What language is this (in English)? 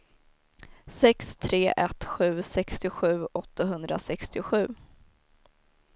Swedish